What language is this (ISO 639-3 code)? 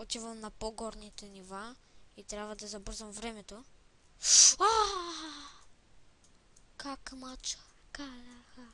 bul